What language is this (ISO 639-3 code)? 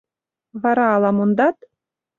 chm